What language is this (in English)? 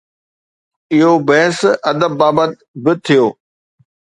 Sindhi